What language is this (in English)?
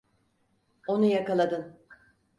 Turkish